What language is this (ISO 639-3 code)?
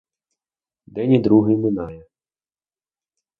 ukr